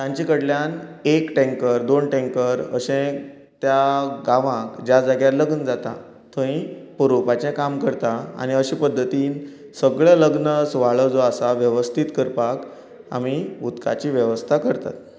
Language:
Konkani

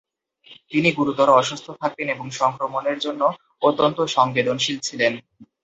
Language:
Bangla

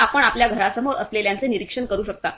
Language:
Marathi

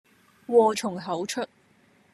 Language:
Cantonese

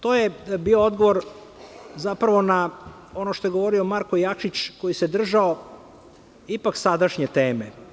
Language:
Serbian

